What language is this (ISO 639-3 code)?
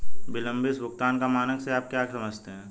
hin